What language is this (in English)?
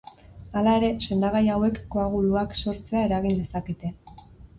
Basque